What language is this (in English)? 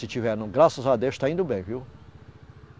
Portuguese